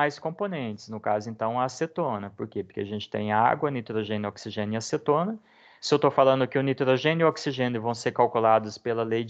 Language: Portuguese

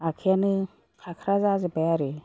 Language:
Bodo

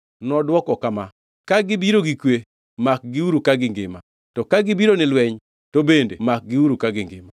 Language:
Luo (Kenya and Tanzania)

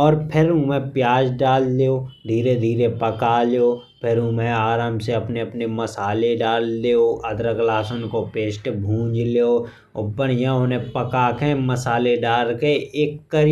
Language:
Bundeli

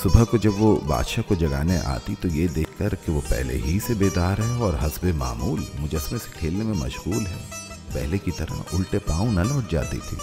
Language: Urdu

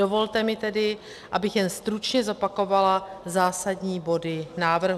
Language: Czech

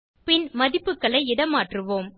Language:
Tamil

